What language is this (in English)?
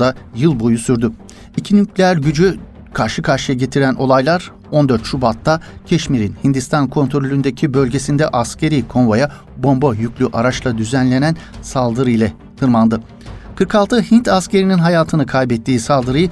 Turkish